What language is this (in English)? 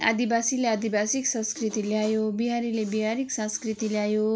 Nepali